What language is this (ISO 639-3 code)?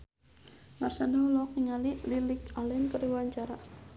sun